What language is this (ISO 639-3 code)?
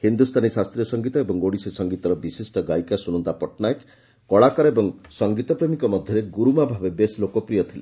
ori